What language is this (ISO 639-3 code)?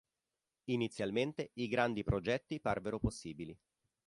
ita